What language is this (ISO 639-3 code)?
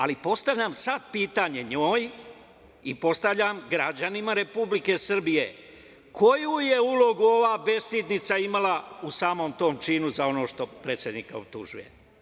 srp